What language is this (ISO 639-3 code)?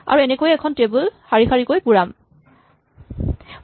asm